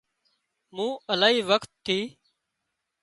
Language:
Wadiyara Koli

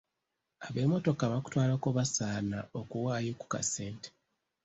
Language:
Ganda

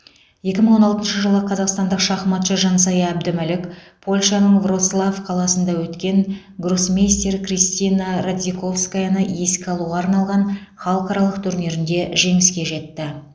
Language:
Kazakh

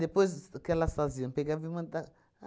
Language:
Portuguese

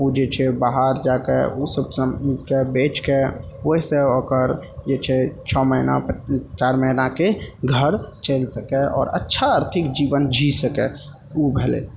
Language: Maithili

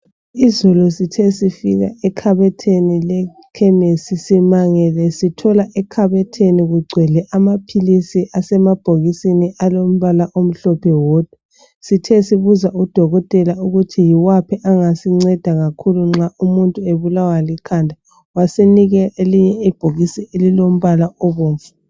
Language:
North Ndebele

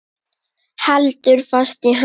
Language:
Icelandic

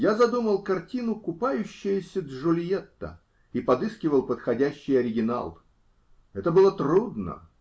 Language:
Russian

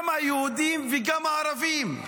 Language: Hebrew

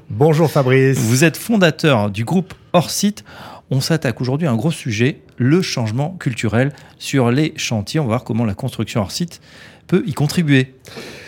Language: French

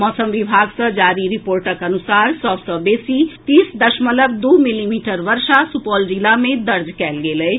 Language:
Maithili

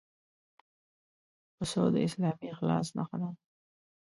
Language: Pashto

